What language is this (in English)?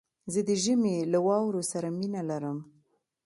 Pashto